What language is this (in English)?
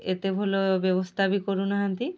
Odia